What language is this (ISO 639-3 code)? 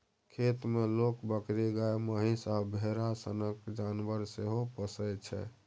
mai